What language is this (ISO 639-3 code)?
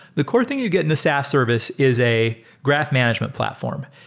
eng